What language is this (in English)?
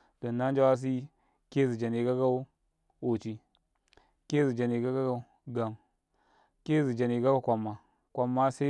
Karekare